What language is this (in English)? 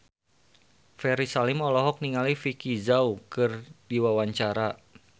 Sundanese